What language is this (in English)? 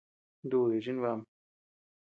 Tepeuxila Cuicatec